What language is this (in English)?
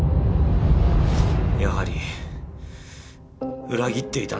Japanese